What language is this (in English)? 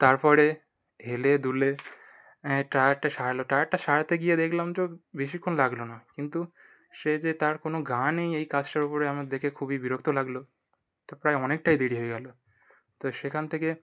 Bangla